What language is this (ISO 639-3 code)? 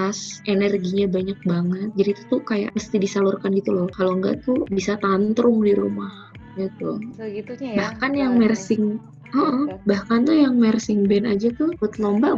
ind